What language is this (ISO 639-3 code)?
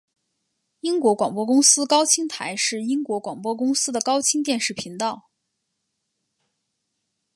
zho